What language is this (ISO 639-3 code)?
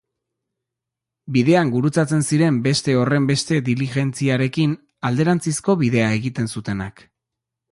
eus